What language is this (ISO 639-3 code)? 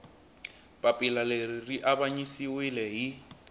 tso